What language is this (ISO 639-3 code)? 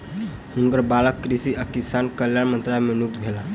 mai